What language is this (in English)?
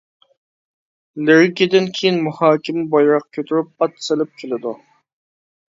Uyghur